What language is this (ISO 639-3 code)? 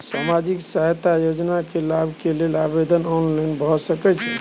mai